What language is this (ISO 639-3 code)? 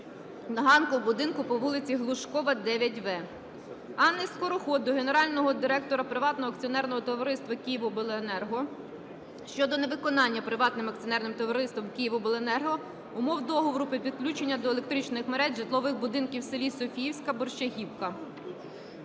ukr